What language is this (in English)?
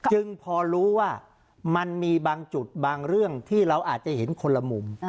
Thai